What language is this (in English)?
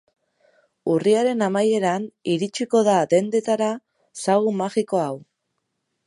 Basque